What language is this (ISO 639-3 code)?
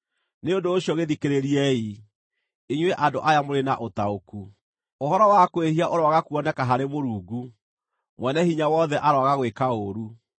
kik